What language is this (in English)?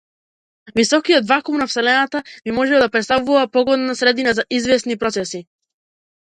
Macedonian